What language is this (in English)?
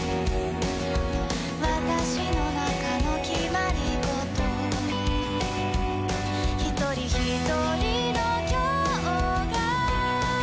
Japanese